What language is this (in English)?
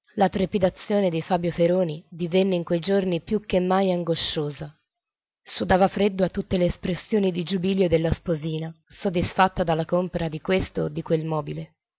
Italian